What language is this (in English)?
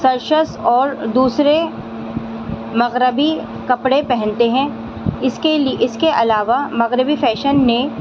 Urdu